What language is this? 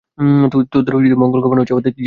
Bangla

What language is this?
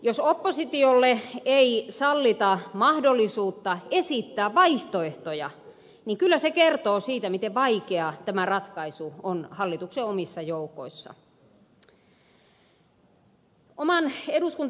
Finnish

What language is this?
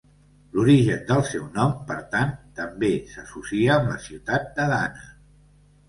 Catalan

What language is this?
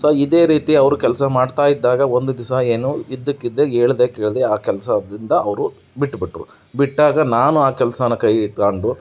Kannada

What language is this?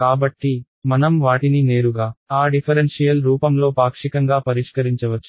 Telugu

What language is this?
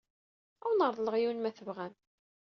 Kabyle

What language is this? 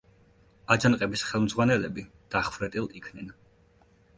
Georgian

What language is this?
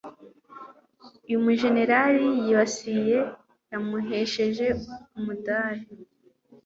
Kinyarwanda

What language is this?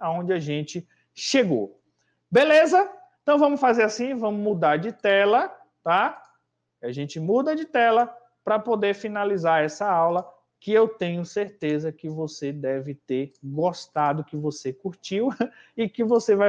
Portuguese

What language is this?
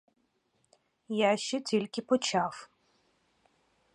Ukrainian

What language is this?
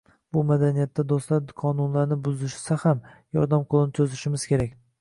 Uzbek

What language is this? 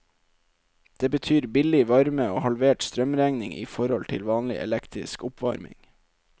Norwegian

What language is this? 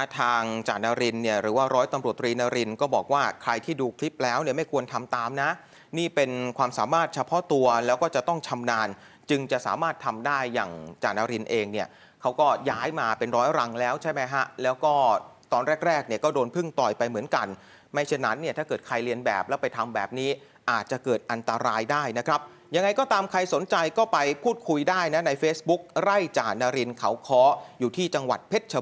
Thai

